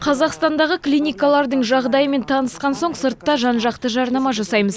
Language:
Kazakh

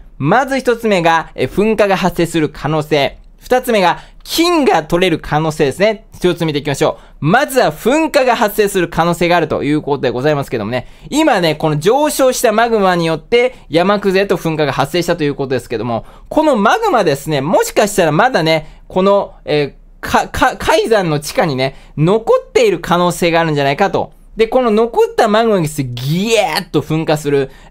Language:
Japanese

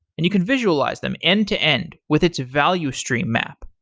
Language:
English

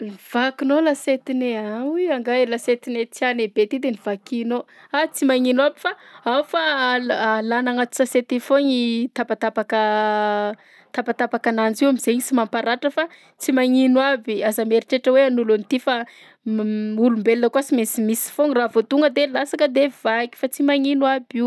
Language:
Southern Betsimisaraka Malagasy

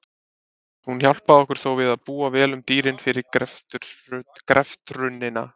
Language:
Icelandic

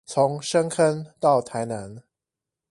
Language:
Chinese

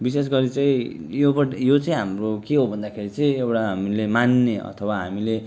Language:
Nepali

